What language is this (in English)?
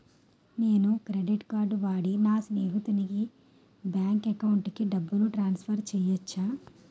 Telugu